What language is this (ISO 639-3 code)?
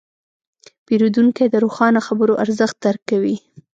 pus